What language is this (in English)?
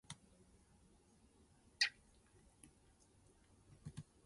Japanese